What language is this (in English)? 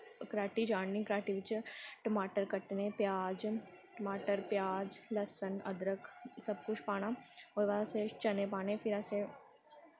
Dogri